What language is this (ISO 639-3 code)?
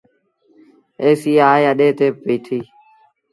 sbn